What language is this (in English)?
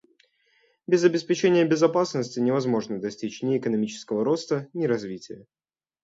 Russian